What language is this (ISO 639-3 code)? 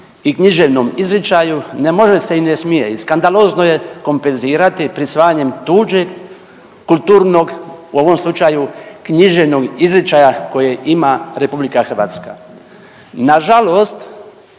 hrv